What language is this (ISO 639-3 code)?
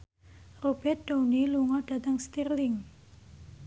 jav